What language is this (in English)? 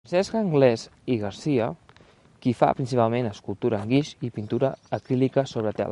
Catalan